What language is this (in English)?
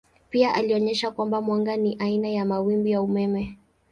Swahili